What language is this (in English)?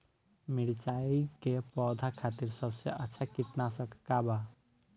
Bhojpuri